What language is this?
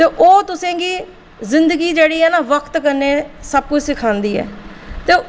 Dogri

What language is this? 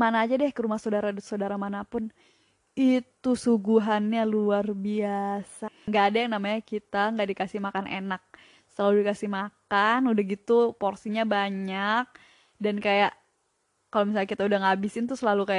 Indonesian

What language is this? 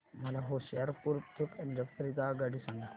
Marathi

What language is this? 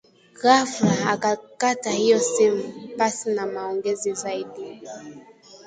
Swahili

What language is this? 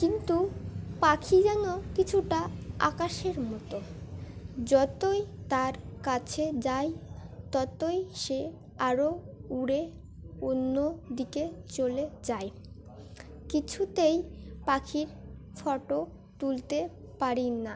Bangla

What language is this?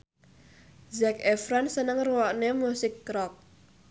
Javanese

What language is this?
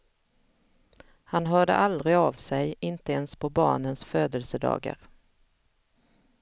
Swedish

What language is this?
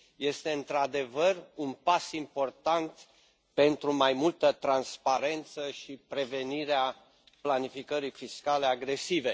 Romanian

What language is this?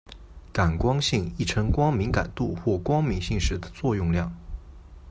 Chinese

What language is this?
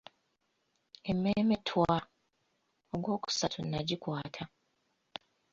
Ganda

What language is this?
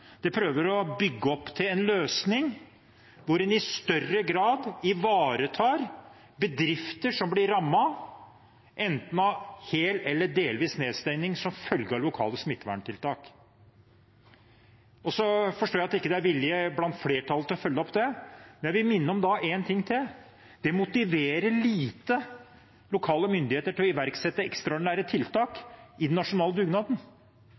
Norwegian Bokmål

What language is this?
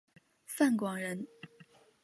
Chinese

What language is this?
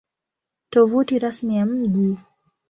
Swahili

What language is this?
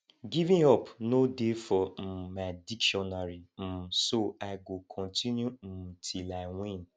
Nigerian Pidgin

